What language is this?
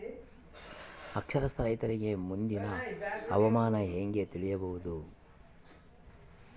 Kannada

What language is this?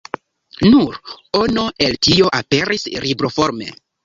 Esperanto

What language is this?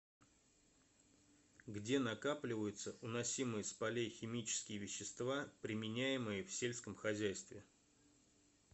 Russian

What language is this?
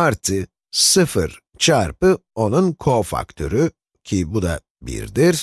Turkish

